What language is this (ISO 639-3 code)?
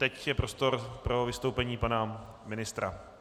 ces